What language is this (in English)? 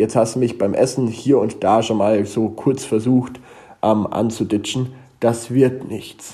German